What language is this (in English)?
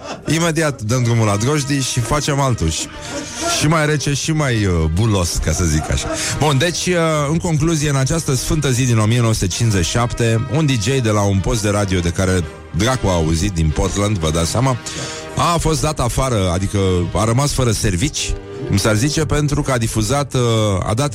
Romanian